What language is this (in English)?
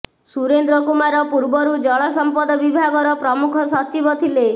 Odia